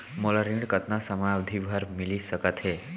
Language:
Chhattisgarhi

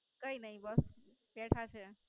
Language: Gujarati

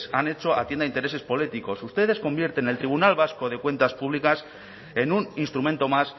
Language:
Spanish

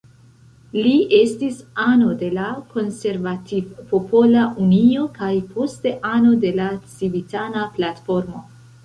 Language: Esperanto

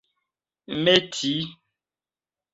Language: Esperanto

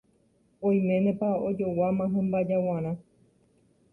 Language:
Guarani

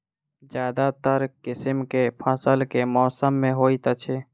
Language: Maithili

